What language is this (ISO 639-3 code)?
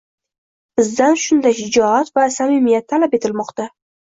uzb